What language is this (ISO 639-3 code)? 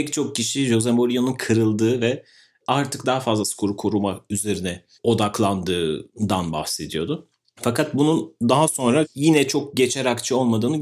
tur